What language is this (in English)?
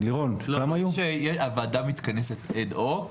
Hebrew